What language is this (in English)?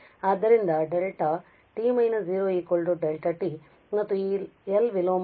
Kannada